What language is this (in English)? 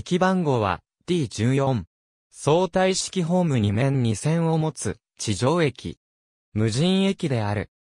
Japanese